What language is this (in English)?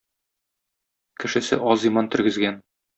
Tatar